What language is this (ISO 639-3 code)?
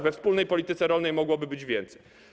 pol